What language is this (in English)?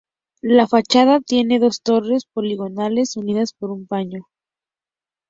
Spanish